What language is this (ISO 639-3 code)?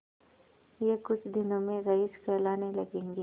hin